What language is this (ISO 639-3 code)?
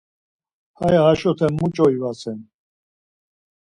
lzz